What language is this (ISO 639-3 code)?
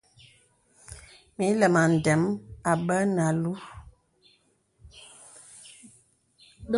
beb